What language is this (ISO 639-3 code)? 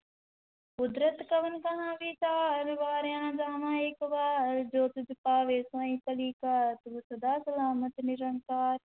pan